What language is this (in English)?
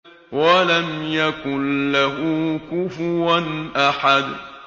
Arabic